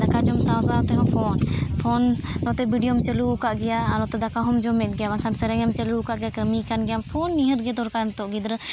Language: Santali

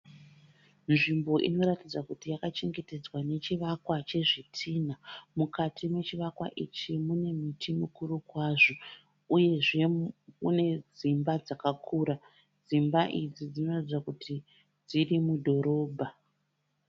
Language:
Shona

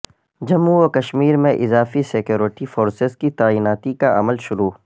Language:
Urdu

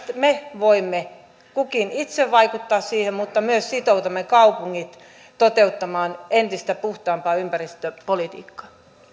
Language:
Finnish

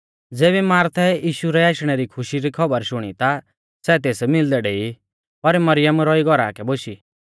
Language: Mahasu Pahari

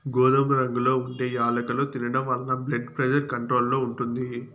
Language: Telugu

